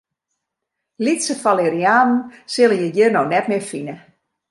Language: Western Frisian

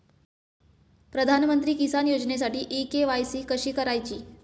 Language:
Marathi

